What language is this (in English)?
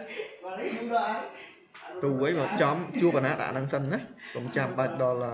Vietnamese